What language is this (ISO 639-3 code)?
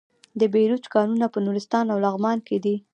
pus